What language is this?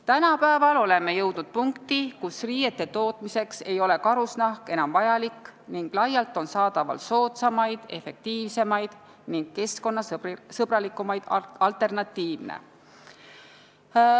Estonian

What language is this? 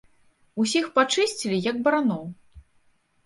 Belarusian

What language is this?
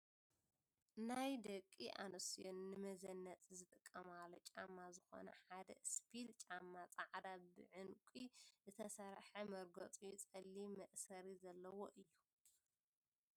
Tigrinya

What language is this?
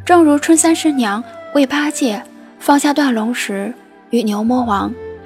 Chinese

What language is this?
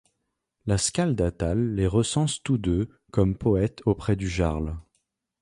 French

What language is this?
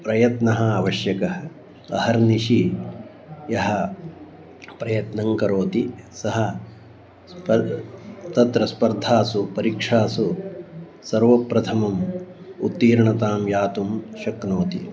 Sanskrit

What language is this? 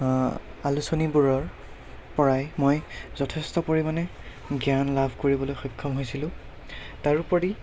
Assamese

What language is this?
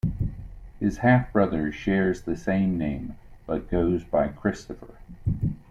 English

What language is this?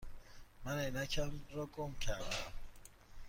Persian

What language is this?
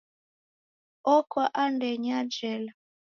Taita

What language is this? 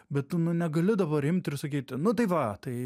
Lithuanian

